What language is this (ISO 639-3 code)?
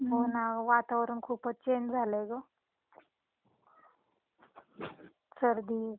mar